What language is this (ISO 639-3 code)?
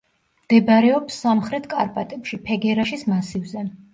kat